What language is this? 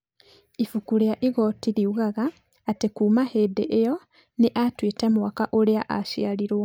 Kikuyu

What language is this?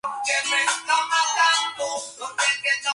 Spanish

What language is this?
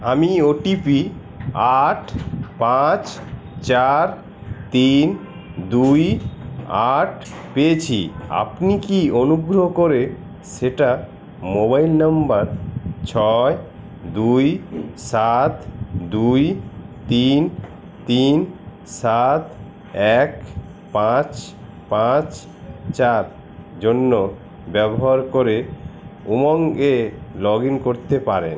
Bangla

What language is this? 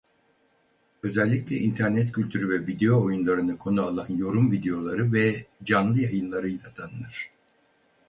Turkish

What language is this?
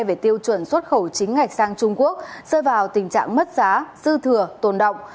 Vietnamese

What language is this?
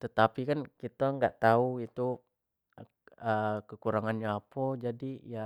Jambi Malay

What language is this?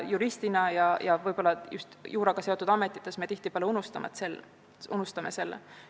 Estonian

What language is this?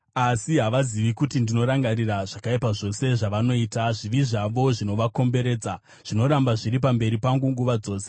Shona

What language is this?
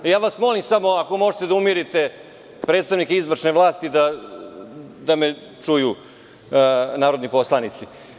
Serbian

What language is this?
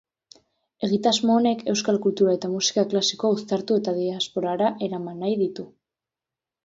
Basque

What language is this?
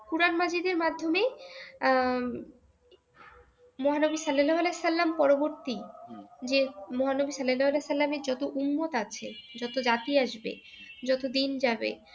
Bangla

